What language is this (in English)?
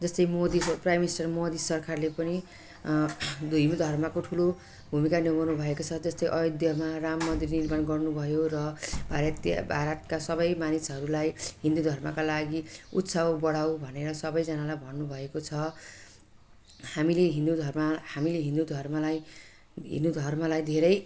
Nepali